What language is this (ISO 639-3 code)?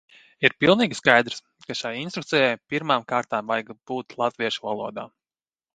lav